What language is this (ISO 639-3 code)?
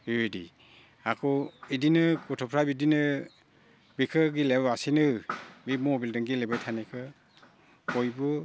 brx